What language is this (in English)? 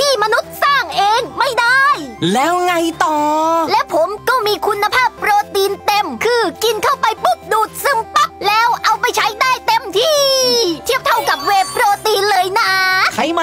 Thai